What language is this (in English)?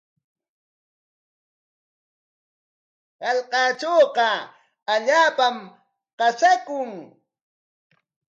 Corongo Ancash Quechua